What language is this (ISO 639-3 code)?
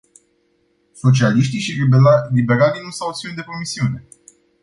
ron